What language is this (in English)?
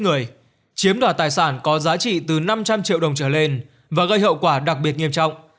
Vietnamese